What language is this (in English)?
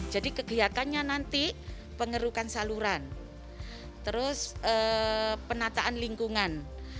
Indonesian